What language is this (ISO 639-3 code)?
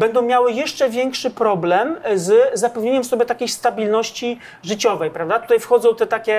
pol